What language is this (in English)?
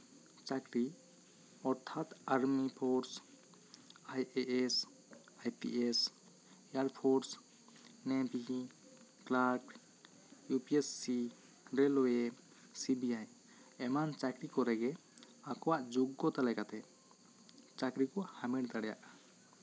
Santali